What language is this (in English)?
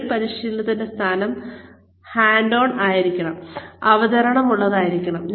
Malayalam